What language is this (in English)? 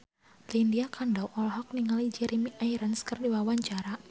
Sundanese